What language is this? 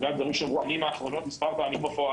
Hebrew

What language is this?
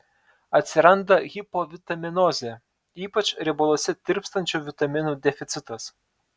Lithuanian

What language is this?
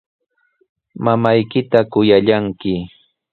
Sihuas Ancash Quechua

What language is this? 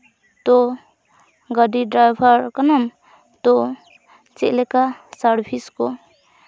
Santali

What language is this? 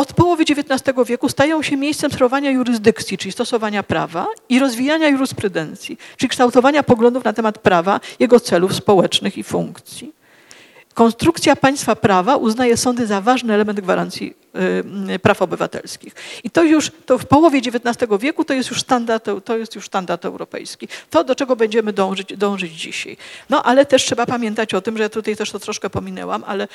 Polish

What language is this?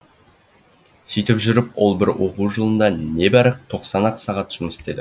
Kazakh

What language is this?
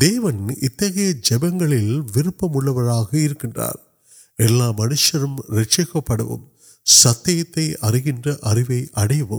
Urdu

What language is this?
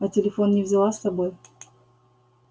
Russian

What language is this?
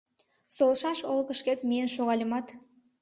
Mari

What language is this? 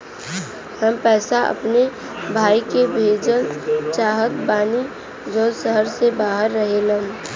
Bhojpuri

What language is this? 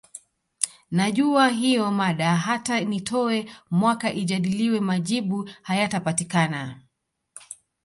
Swahili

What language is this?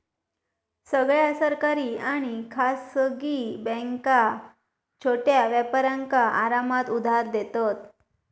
Marathi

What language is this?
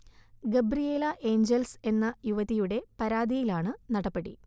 Malayalam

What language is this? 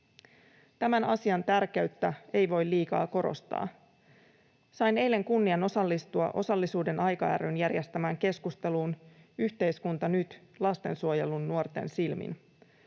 Finnish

